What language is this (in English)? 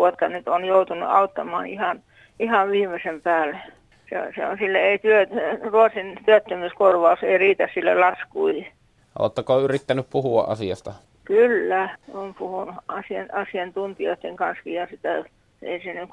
Finnish